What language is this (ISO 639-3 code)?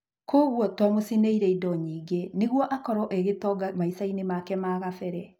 kik